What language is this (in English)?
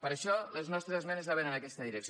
Catalan